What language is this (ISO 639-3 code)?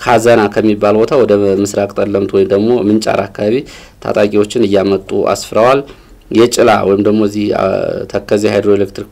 ara